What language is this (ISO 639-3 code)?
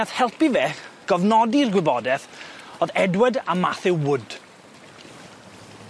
cym